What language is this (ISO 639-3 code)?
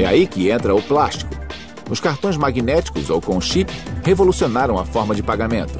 por